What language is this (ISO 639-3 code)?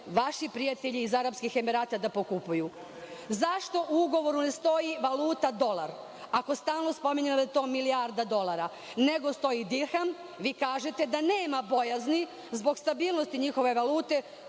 srp